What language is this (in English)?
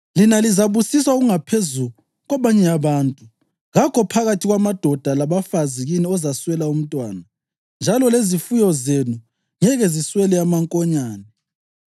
North Ndebele